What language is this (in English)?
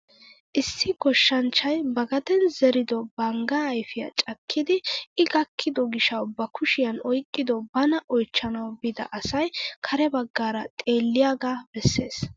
Wolaytta